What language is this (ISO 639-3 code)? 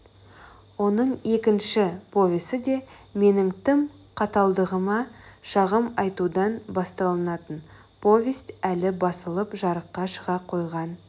kaz